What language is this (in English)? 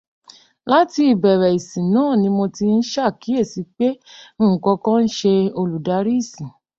Yoruba